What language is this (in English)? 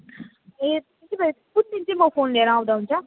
Nepali